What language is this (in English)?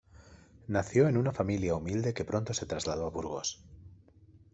Spanish